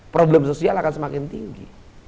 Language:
Indonesian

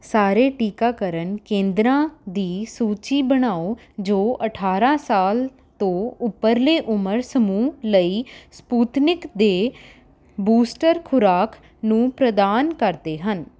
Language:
Punjabi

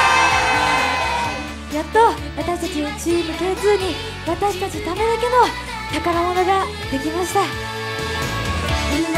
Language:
Japanese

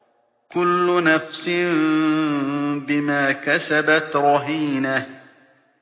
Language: Arabic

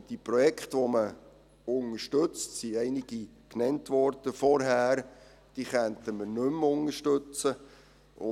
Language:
Swiss German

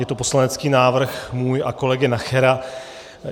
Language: Czech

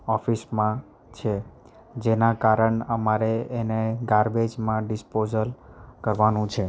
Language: Gujarati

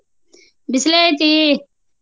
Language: Kannada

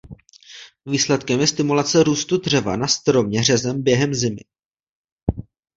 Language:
Czech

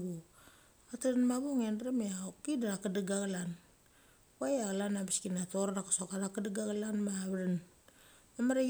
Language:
Mali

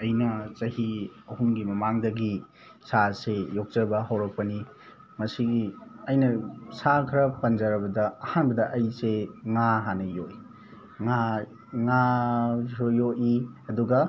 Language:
Manipuri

